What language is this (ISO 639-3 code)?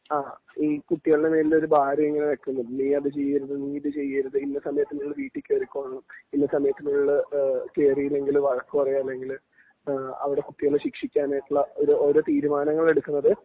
mal